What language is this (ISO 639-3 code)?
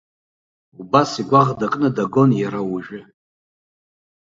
abk